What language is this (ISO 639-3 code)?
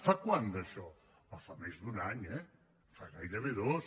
cat